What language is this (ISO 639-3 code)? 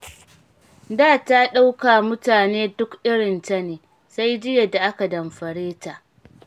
hau